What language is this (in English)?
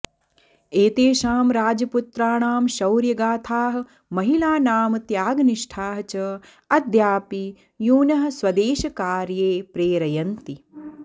Sanskrit